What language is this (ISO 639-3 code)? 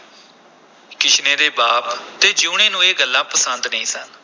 pan